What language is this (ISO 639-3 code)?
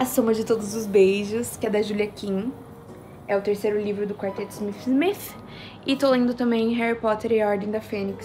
por